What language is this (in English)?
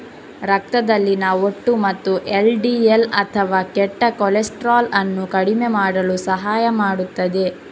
Kannada